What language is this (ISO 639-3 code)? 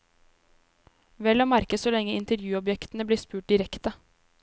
nor